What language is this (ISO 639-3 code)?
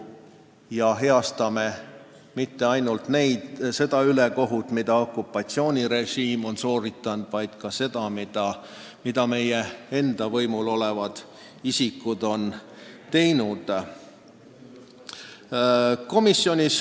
est